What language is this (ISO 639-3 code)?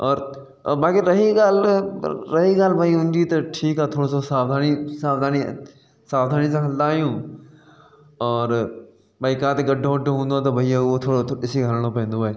snd